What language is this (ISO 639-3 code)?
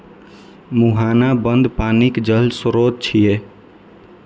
mai